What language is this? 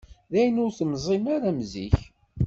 Kabyle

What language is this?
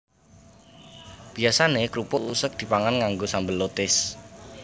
Javanese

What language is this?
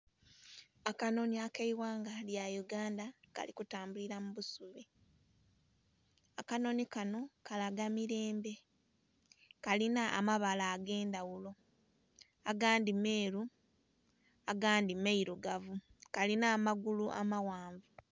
Soga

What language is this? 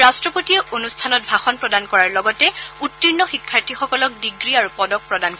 Assamese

